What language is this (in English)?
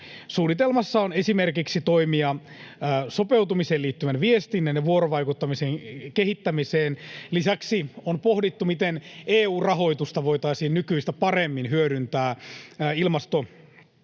Finnish